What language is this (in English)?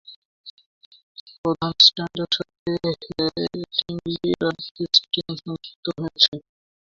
Bangla